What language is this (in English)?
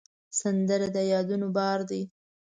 Pashto